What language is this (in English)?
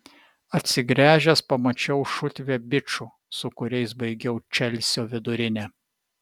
Lithuanian